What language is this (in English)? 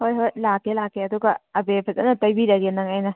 Manipuri